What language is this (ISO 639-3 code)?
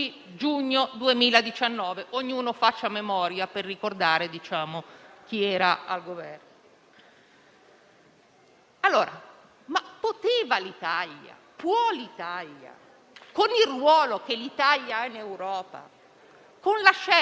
ita